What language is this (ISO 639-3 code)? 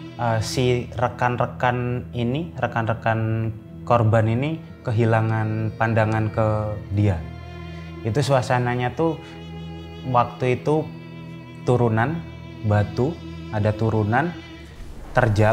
ind